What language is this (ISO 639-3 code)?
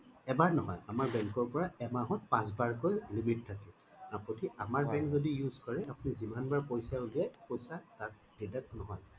asm